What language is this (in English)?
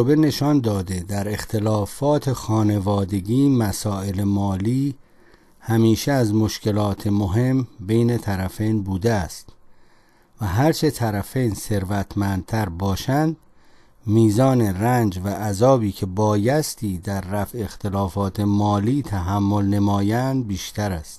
Persian